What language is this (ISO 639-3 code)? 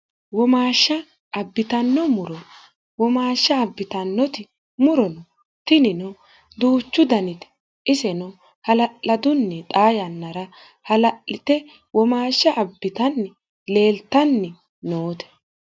sid